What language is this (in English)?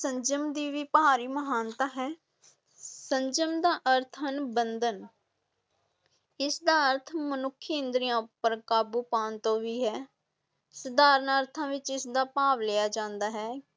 Punjabi